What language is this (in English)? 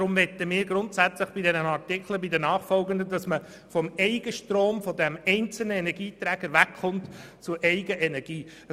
Swiss German